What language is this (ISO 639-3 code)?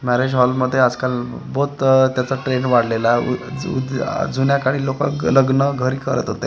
mar